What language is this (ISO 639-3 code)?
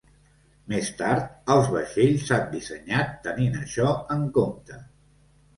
cat